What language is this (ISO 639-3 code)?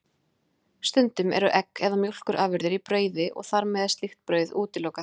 isl